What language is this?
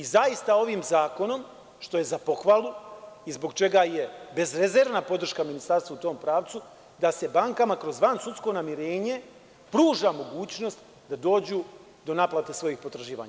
Serbian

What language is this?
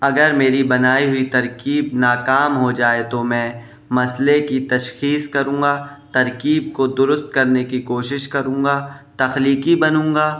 Urdu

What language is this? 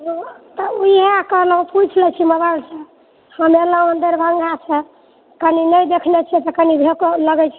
Maithili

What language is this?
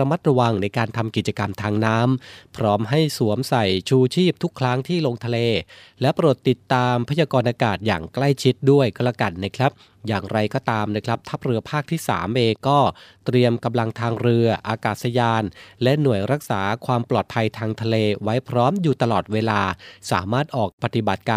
Thai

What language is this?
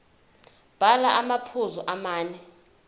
Zulu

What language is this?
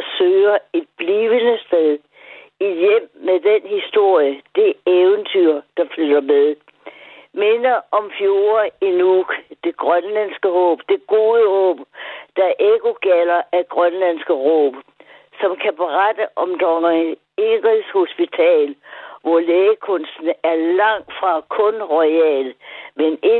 Danish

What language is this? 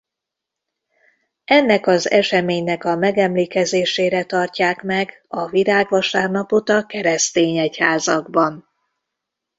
Hungarian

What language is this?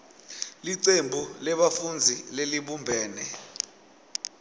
Swati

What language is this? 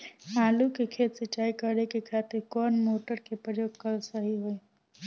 Bhojpuri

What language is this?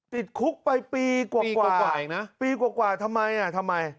Thai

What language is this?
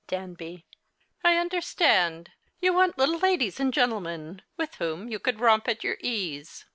English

